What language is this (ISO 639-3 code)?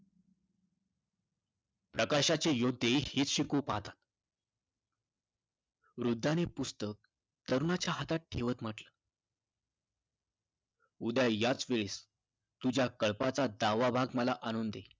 mar